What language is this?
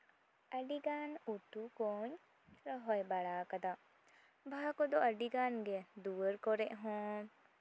Santali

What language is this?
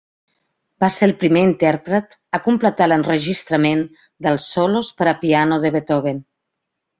Catalan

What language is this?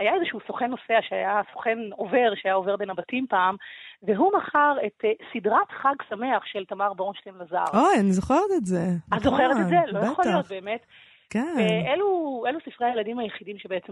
Hebrew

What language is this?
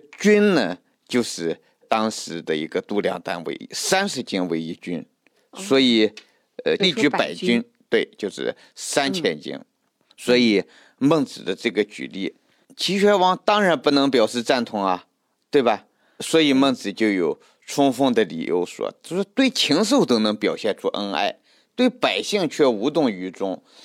Chinese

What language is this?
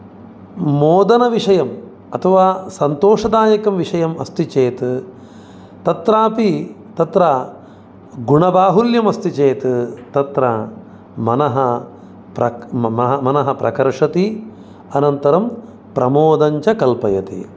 Sanskrit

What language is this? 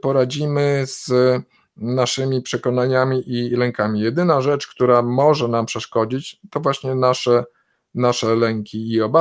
Polish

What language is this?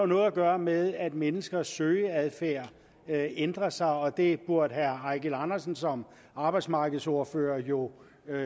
Danish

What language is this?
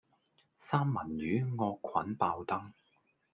Cantonese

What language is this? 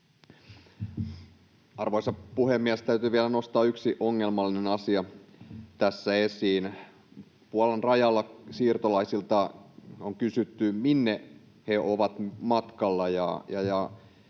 Finnish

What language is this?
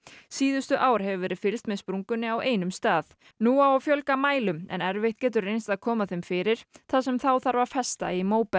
Icelandic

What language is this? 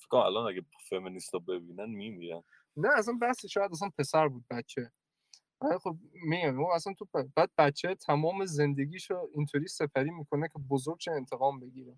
Persian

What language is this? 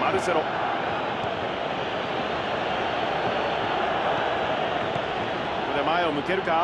Japanese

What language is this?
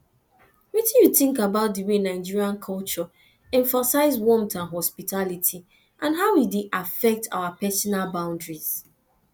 Nigerian Pidgin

